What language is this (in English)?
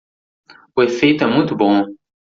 Portuguese